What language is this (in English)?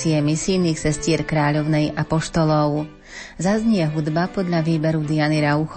Slovak